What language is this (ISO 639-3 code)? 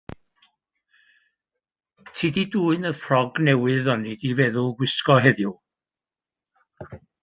cym